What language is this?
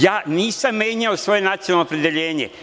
Serbian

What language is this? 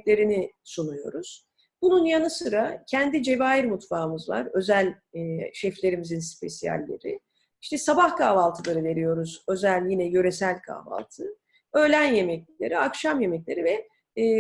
Turkish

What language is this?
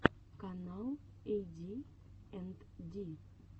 Russian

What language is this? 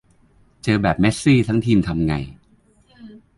Thai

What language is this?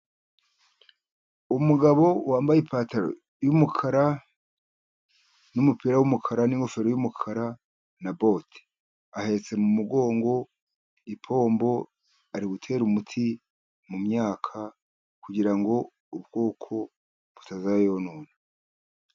Kinyarwanda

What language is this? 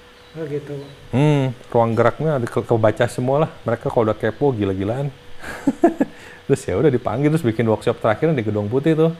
Indonesian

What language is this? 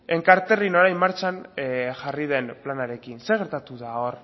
Basque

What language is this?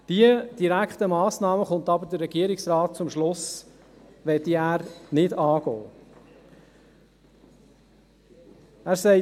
Swiss German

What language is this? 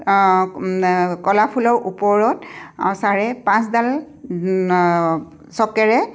Assamese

